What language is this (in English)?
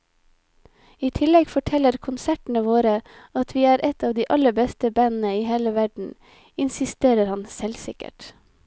Norwegian